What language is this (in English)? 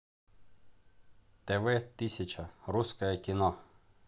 Russian